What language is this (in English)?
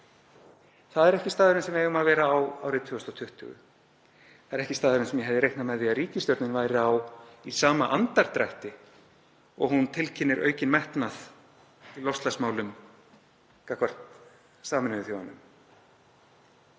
Icelandic